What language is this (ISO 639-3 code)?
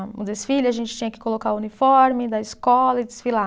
por